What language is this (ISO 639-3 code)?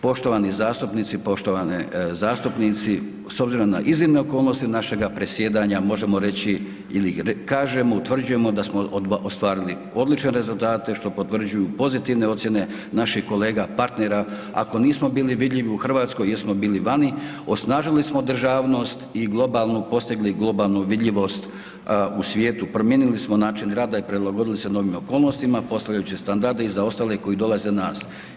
hrv